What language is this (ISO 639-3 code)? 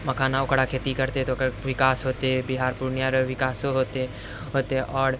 mai